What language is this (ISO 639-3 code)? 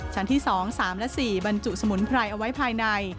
tha